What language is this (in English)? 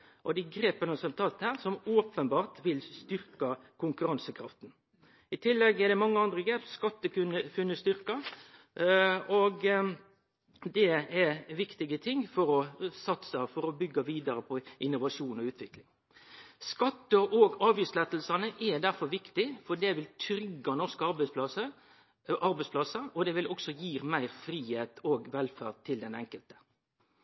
Norwegian Nynorsk